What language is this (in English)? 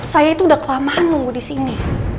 Indonesian